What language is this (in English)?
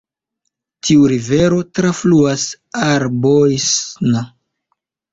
Esperanto